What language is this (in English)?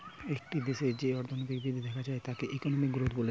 Bangla